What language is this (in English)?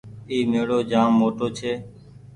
Goaria